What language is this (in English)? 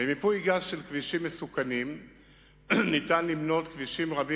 Hebrew